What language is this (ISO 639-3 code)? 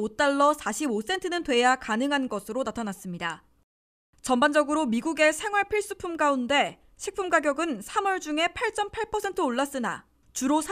kor